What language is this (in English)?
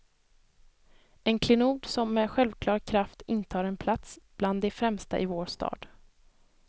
Swedish